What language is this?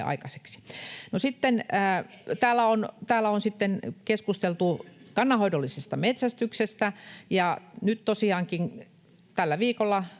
Finnish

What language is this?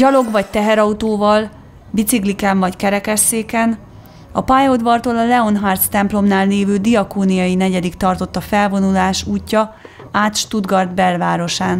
Hungarian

